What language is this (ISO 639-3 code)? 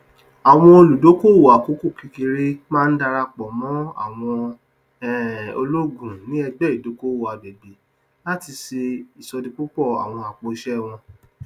yor